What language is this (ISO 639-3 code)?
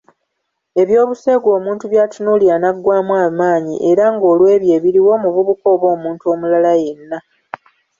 lug